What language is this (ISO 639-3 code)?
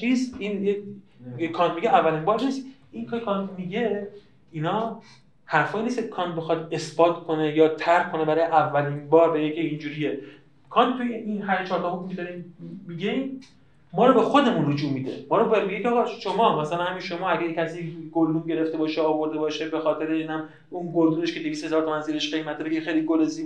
fas